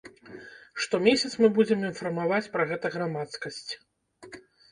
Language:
Belarusian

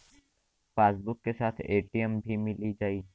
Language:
Bhojpuri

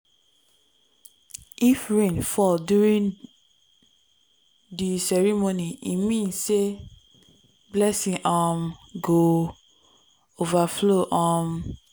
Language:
Nigerian Pidgin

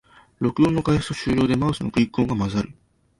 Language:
Japanese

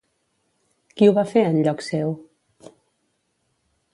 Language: Catalan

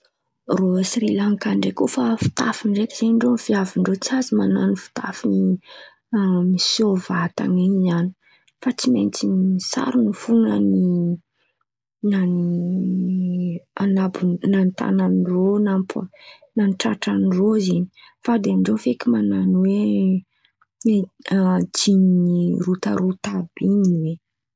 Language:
Antankarana Malagasy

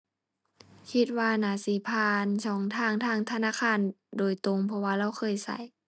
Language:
Thai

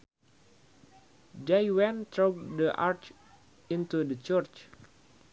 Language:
Sundanese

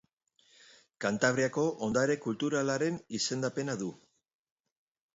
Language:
Basque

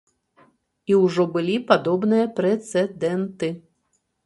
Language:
Belarusian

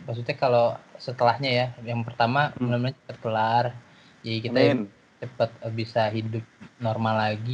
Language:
Indonesian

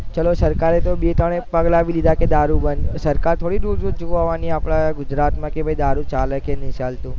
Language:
Gujarati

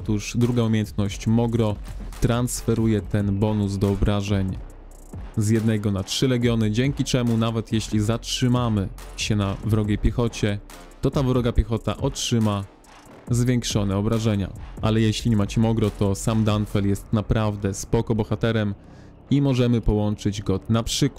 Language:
Polish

